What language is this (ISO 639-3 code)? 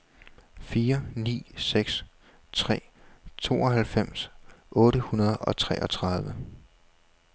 dan